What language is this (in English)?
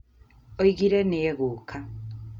Kikuyu